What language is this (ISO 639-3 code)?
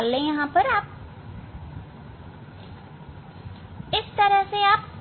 hin